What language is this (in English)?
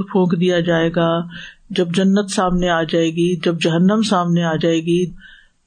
Urdu